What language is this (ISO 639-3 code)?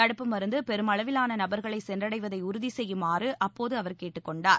tam